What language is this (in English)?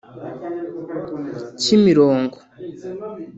Kinyarwanda